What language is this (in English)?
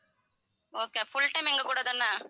Tamil